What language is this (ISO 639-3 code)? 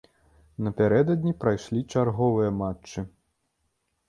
bel